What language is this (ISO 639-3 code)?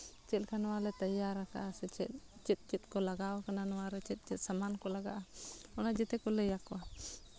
sat